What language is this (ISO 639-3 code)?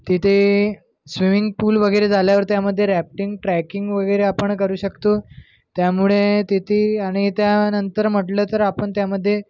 mar